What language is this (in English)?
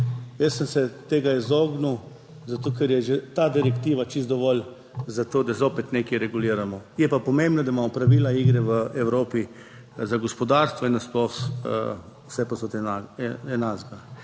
Slovenian